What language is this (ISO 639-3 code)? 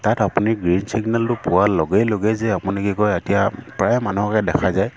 asm